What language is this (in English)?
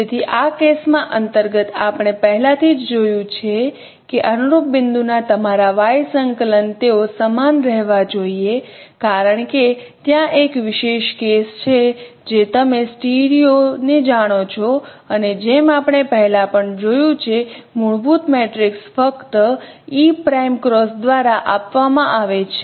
Gujarati